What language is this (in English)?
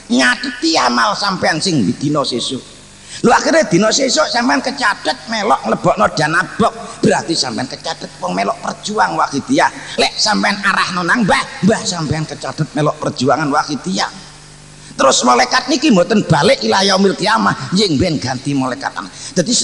Indonesian